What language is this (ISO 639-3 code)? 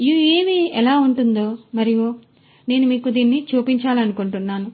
tel